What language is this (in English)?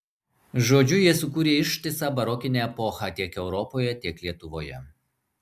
Lithuanian